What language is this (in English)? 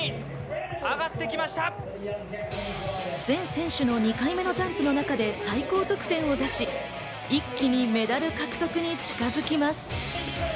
Japanese